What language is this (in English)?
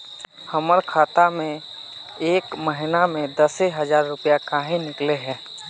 Magahi